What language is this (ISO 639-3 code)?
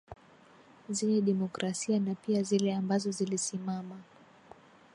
swa